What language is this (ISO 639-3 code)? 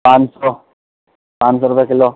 urd